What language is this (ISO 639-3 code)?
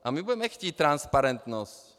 ces